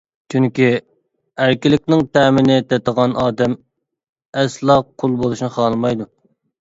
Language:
Uyghur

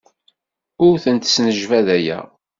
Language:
Kabyle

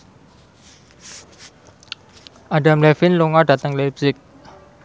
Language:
Javanese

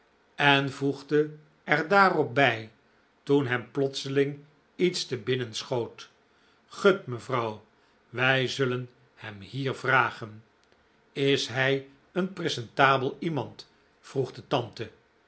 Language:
Dutch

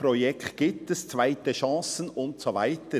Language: Swiss German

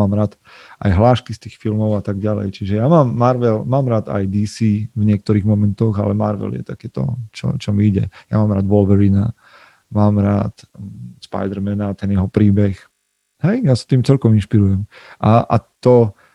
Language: Slovak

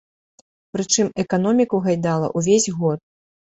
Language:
Belarusian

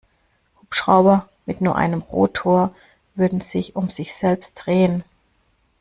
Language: German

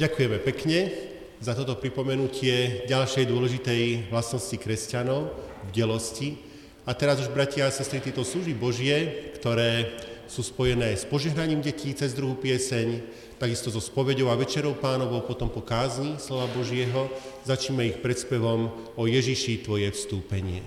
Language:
Slovak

